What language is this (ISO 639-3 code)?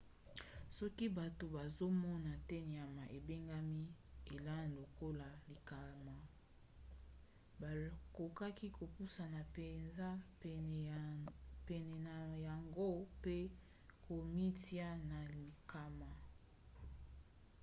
lin